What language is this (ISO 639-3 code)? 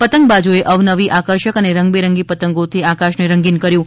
guj